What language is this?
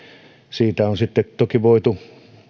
Finnish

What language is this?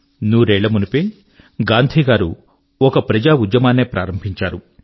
Telugu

